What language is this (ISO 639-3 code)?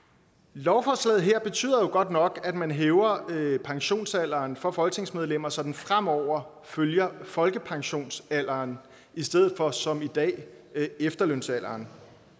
dan